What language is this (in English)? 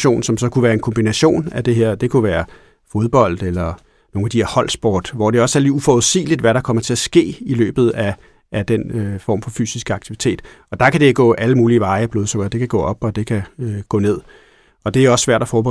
Danish